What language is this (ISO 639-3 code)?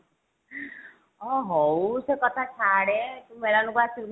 ori